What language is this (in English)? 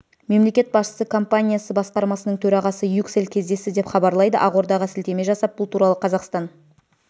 Kazakh